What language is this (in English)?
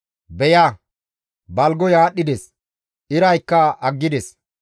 Gamo